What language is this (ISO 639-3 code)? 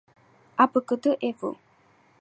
kat